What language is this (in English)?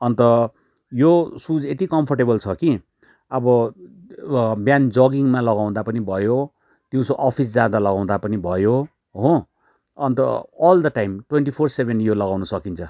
Nepali